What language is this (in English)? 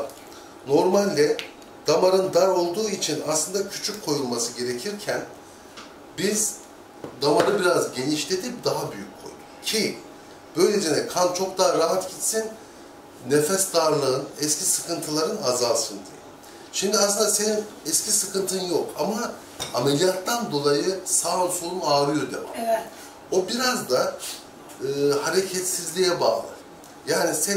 Turkish